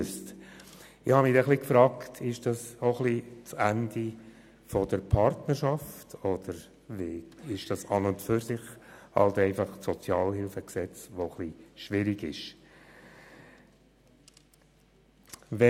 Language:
Swiss German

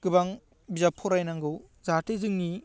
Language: Bodo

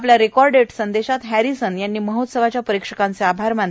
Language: Marathi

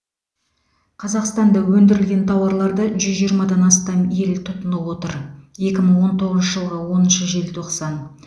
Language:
Kazakh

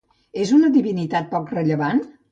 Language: Catalan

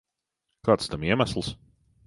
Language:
Latvian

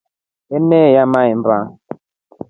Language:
Rombo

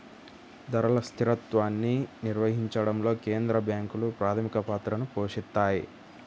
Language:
Telugu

